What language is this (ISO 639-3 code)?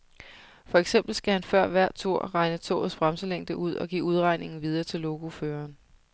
dan